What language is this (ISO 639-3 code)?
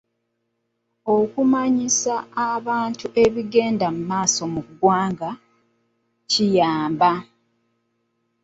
lug